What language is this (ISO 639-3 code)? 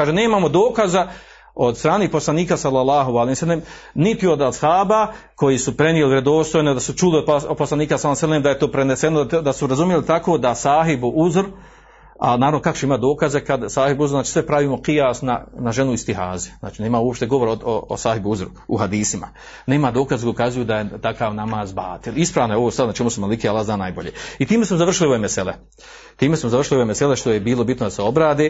hrv